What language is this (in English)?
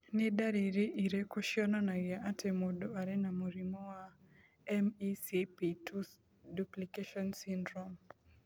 Kikuyu